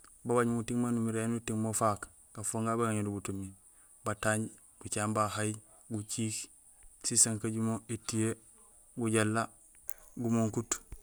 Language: Gusilay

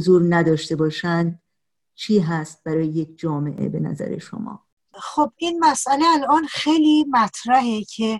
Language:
Persian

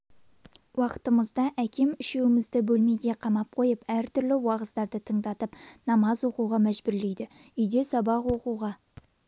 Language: Kazakh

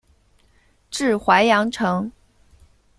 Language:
Chinese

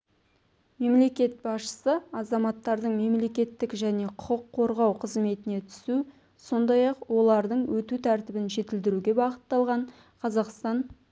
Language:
Kazakh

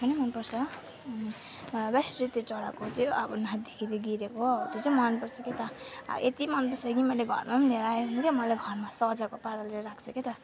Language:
Nepali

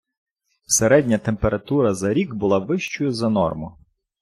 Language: Ukrainian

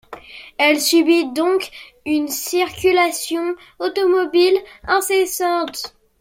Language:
French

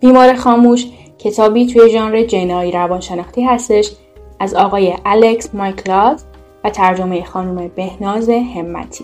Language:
Persian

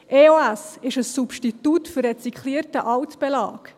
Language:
Swiss German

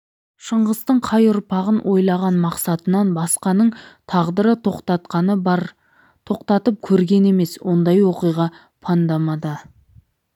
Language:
Kazakh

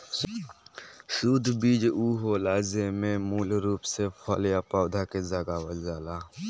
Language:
Bhojpuri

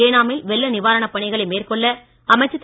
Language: Tamil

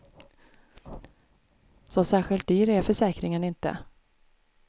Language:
Swedish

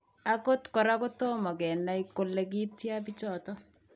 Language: Kalenjin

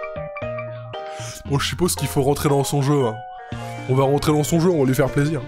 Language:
French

